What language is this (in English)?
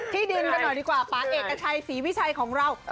Thai